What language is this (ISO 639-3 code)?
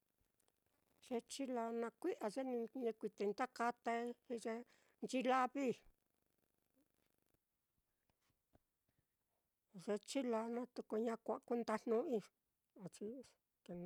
vmm